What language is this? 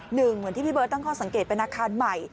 Thai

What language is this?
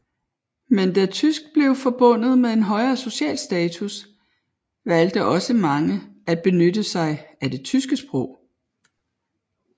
Danish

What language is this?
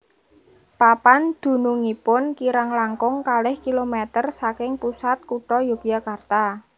Javanese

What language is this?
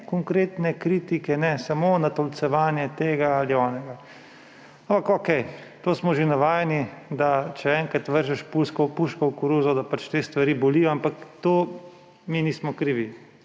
Slovenian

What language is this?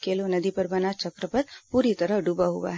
Hindi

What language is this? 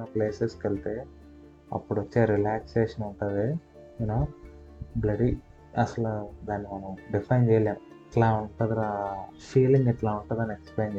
Telugu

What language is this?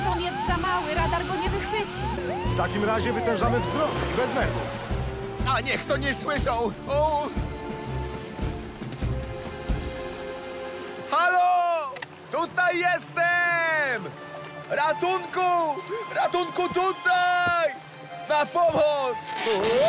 Polish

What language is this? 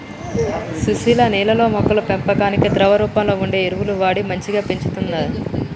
Telugu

